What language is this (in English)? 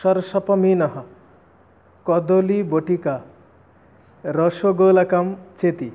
Sanskrit